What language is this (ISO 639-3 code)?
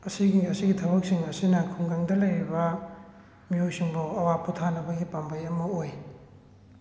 mni